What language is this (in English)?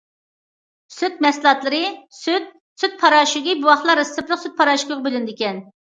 Uyghur